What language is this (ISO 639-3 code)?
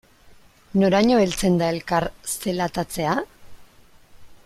eus